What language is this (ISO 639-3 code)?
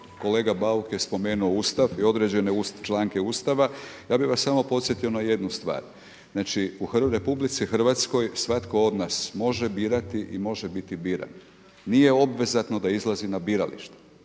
hrv